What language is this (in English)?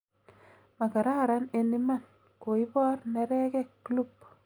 Kalenjin